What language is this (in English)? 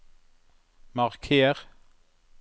Norwegian